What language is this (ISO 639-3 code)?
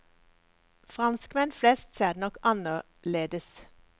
nor